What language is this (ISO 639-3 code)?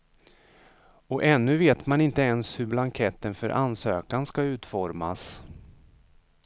swe